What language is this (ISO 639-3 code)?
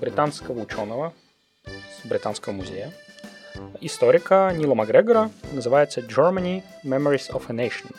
rus